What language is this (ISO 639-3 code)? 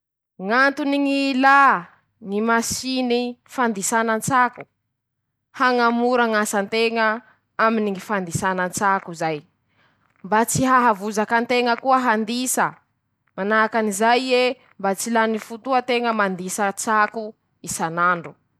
msh